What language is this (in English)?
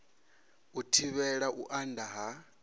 Venda